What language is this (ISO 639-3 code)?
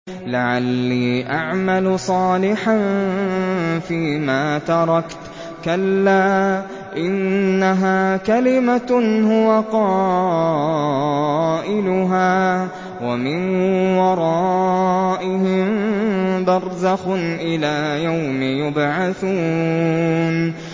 ara